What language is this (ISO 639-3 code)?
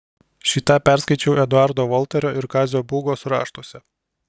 lit